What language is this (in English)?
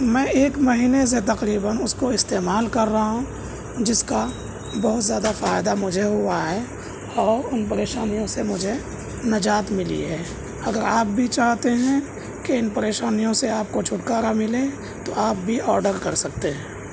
Urdu